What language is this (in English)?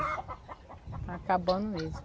Portuguese